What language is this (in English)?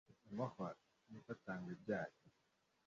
Kinyarwanda